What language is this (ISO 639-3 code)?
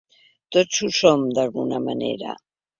cat